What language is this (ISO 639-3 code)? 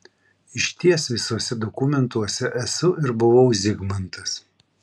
lit